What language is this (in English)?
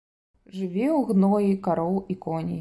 Belarusian